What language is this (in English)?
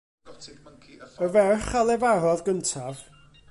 Welsh